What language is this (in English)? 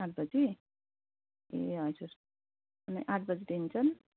Nepali